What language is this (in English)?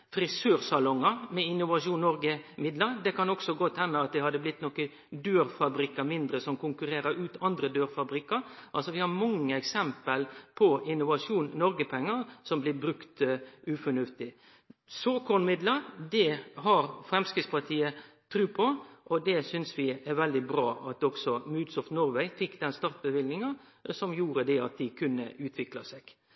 Norwegian Nynorsk